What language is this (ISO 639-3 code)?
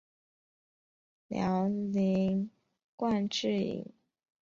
zho